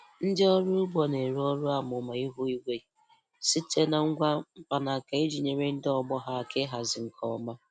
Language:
Igbo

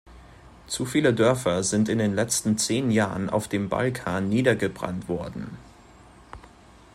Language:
German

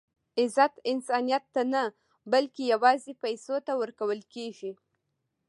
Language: Pashto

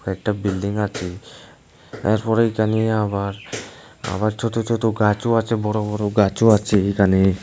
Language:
Bangla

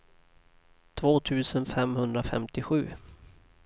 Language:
Swedish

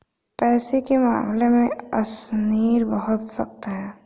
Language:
Hindi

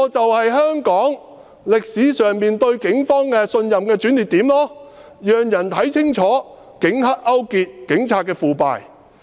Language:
Cantonese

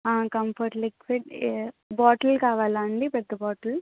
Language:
Telugu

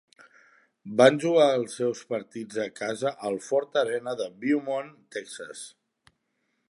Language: Catalan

